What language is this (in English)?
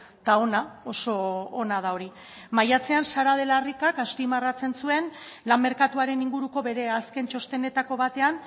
Basque